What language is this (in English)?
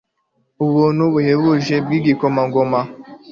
Kinyarwanda